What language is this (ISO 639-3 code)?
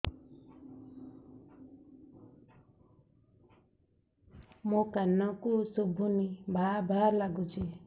ori